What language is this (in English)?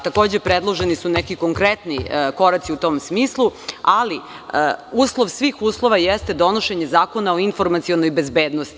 Serbian